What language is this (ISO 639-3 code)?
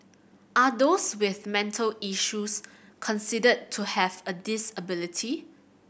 eng